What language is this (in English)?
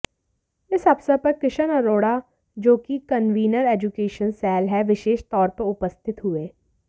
Hindi